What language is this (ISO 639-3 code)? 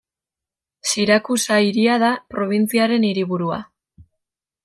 eus